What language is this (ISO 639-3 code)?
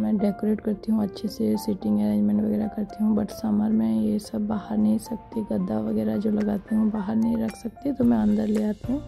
hin